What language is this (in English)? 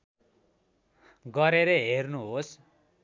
Nepali